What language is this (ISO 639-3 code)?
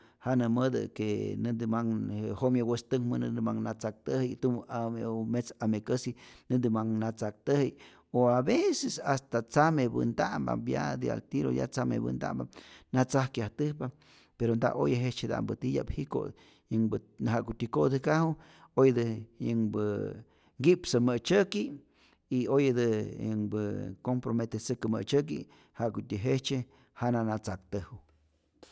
zor